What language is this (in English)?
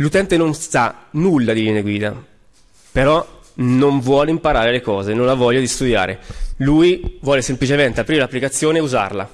Italian